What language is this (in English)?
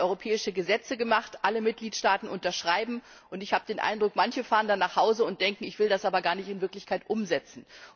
German